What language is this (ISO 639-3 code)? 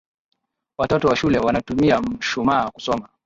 swa